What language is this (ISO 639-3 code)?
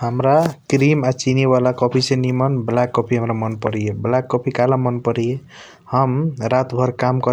thq